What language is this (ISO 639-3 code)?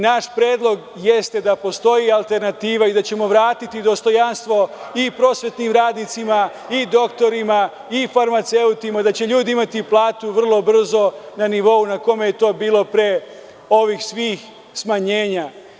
srp